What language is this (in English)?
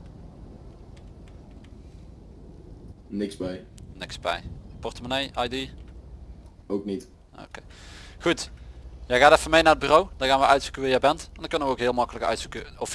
Dutch